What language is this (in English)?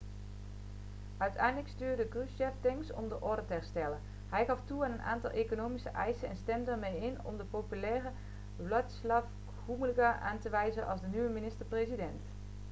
Dutch